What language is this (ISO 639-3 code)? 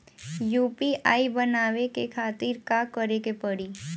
bho